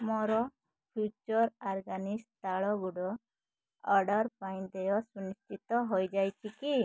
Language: Odia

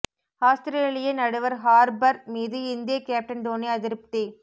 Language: Tamil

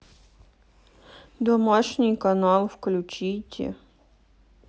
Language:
Russian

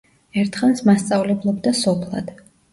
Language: Georgian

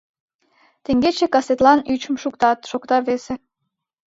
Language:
Mari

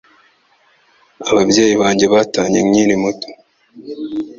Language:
Kinyarwanda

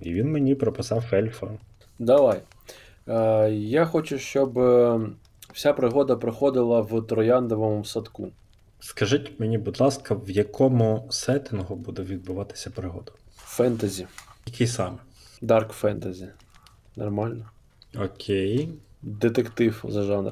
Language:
Ukrainian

